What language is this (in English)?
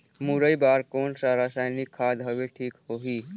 Chhattisgarhi